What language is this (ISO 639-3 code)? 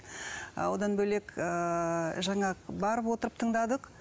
kaz